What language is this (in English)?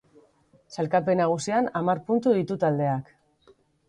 Basque